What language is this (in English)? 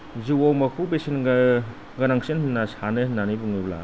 Bodo